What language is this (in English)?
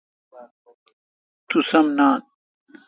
Kalkoti